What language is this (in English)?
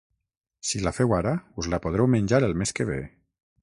Catalan